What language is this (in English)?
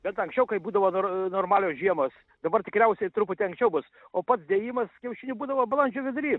Lithuanian